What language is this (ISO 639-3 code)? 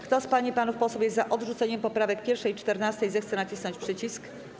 pol